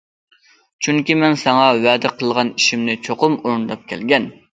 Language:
Uyghur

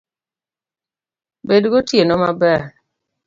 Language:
Luo (Kenya and Tanzania)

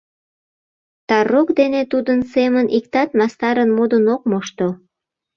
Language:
Mari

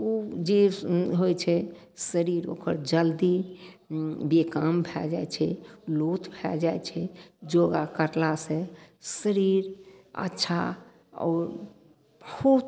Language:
Maithili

